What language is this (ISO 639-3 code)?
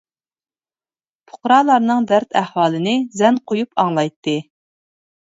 uig